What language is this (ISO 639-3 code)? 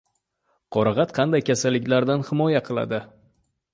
uzb